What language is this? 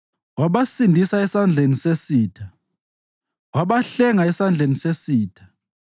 North Ndebele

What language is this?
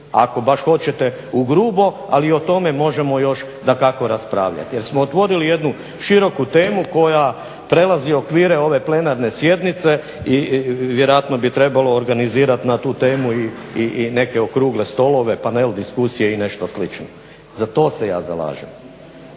Croatian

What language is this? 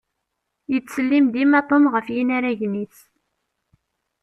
Kabyle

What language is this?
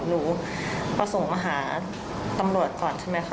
Thai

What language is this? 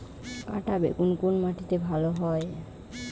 Bangla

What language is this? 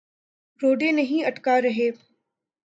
Urdu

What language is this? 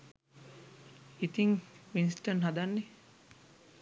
Sinhala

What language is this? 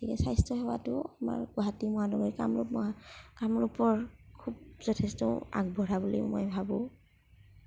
Assamese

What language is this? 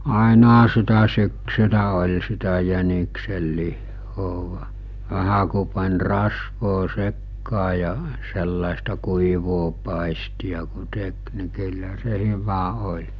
Finnish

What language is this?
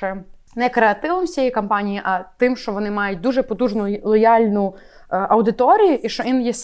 Ukrainian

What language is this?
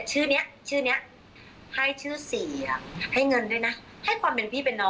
Thai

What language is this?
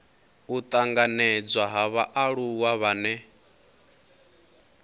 Venda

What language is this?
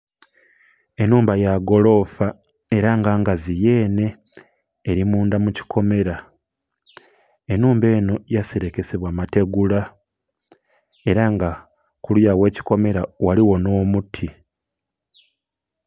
Soga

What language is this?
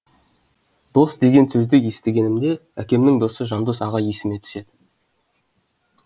Kazakh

